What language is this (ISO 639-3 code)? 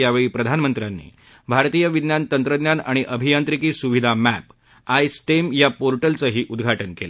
mar